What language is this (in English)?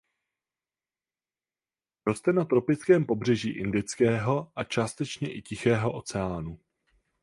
Czech